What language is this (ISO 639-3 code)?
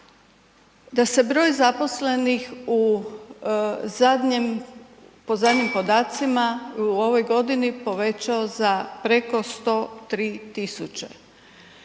hrv